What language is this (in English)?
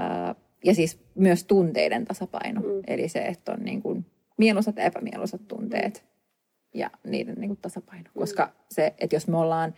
Finnish